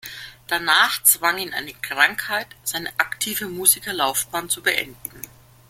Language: German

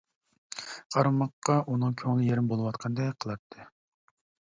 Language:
Uyghur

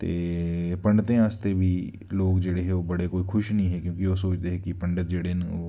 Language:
Dogri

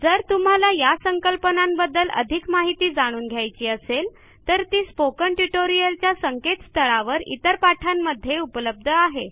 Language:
Marathi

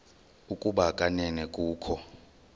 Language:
Xhosa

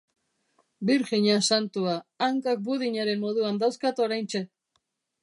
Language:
Basque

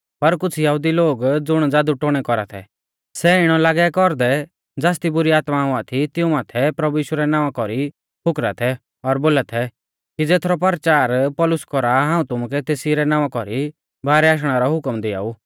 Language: Mahasu Pahari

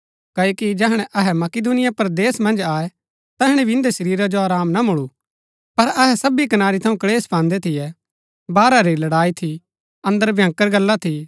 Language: Gaddi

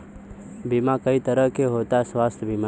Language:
Bhojpuri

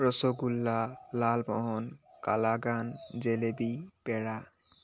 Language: Assamese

